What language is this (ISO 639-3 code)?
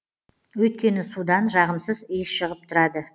kaz